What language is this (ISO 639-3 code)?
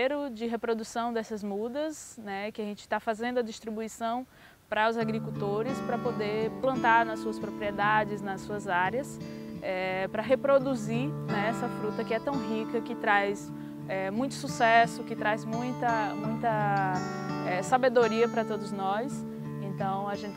por